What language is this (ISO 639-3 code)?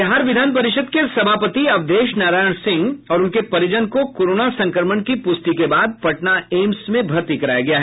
hin